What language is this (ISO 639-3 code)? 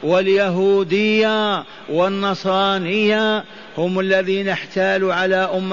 ara